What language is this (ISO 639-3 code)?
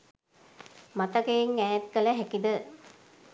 sin